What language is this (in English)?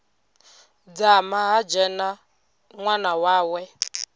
Venda